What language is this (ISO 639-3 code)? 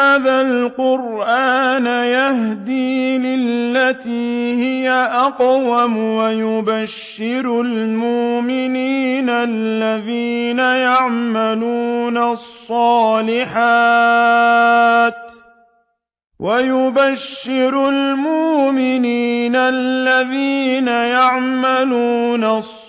ara